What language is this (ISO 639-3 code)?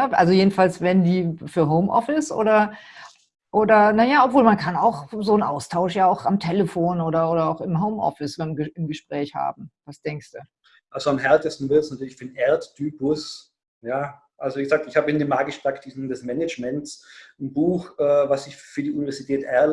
deu